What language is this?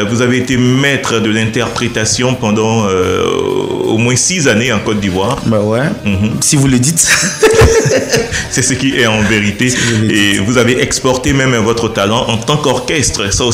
French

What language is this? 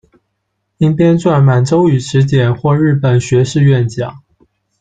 Chinese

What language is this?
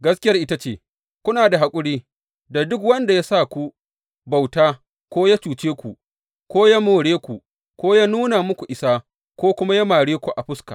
Hausa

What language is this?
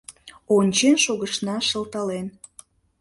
Mari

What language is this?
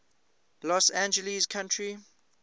English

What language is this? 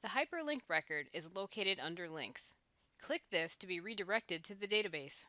English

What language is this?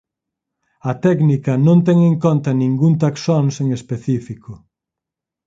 Galician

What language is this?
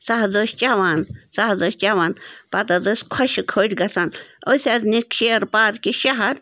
Kashmiri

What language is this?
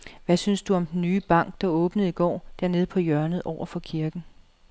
Danish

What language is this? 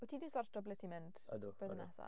Welsh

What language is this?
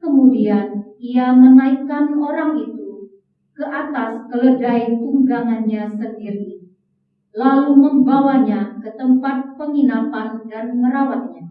Indonesian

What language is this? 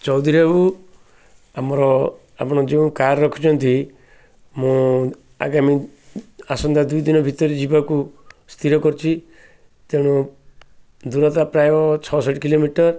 Odia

